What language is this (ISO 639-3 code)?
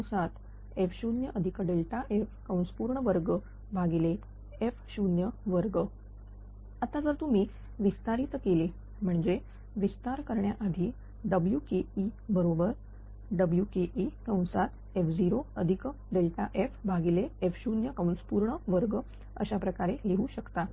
mar